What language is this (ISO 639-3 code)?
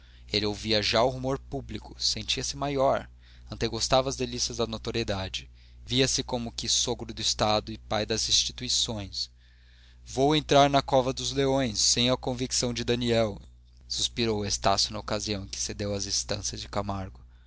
por